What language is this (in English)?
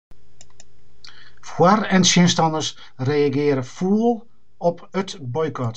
Western Frisian